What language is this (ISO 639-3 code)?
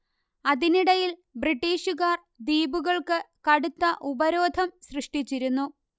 mal